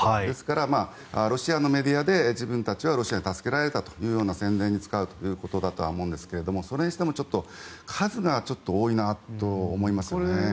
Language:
Japanese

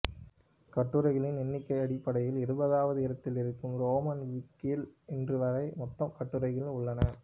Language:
Tamil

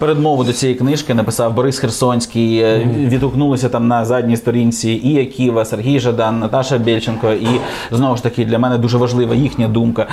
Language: Ukrainian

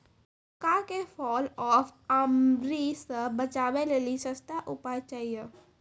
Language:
Maithili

